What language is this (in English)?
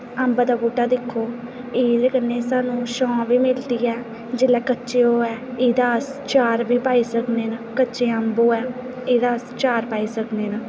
Dogri